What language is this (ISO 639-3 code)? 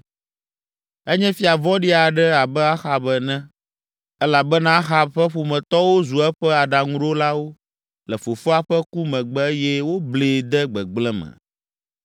ewe